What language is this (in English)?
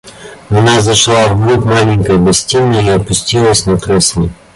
Russian